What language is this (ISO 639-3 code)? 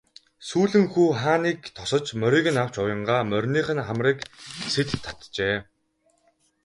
mon